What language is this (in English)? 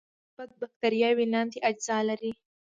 Pashto